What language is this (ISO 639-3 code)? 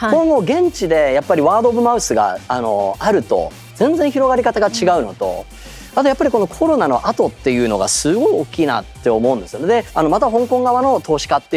jpn